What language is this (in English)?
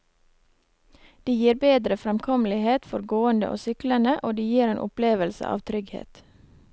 Norwegian